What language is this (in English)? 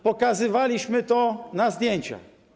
Polish